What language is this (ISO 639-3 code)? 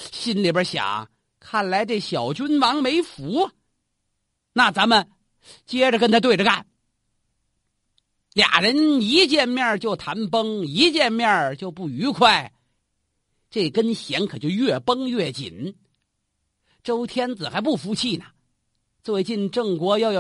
zho